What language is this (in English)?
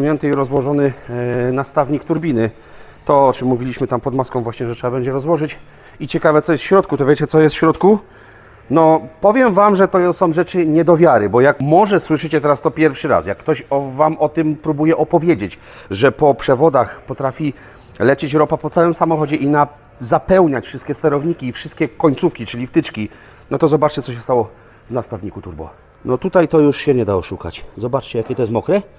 Polish